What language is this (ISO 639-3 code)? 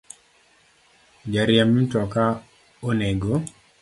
luo